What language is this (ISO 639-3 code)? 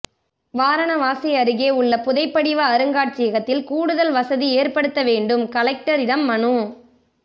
tam